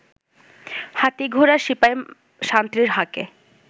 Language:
Bangla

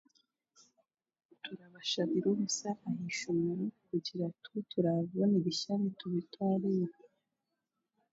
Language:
Chiga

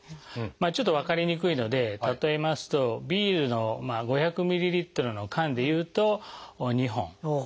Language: Japanese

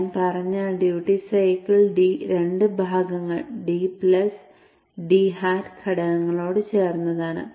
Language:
Malayalam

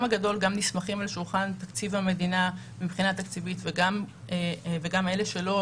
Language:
Hebrew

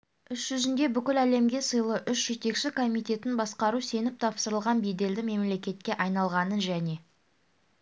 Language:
Kazakh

